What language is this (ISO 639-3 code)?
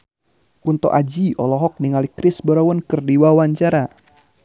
sun